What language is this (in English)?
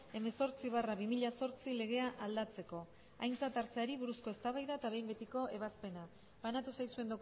Basque